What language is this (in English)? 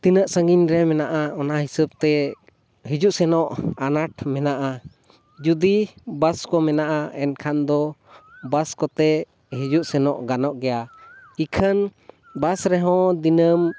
Santali